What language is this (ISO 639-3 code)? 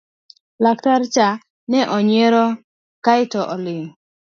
luo